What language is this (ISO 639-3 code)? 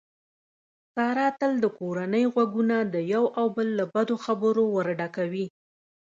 pus